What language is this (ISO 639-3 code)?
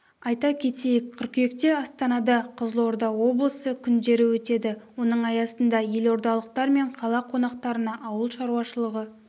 kaz